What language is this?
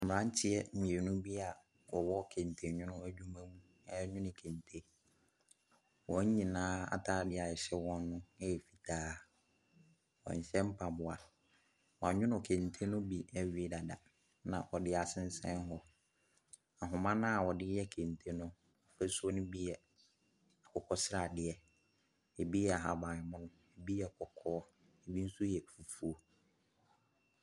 Akan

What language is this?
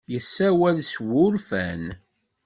Kabyle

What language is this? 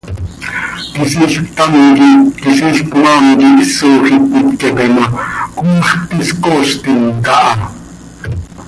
Seri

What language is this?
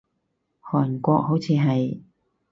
Cantonese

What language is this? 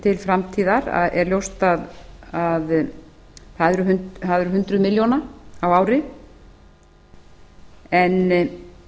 Icelandic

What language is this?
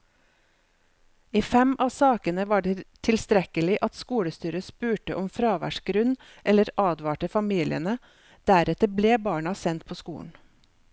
Norwegian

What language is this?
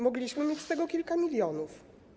Polish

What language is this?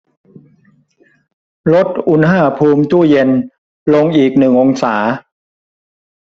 Thai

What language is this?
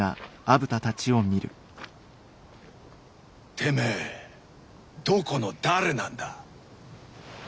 Japanese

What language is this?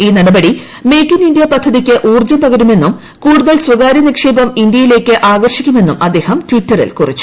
Malayalam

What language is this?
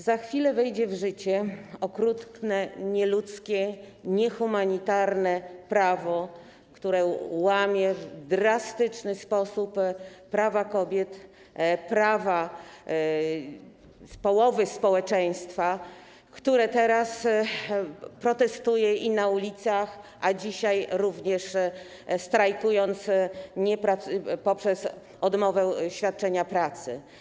Polish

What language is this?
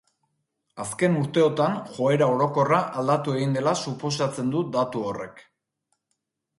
Basque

